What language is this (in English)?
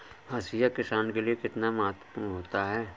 Hindi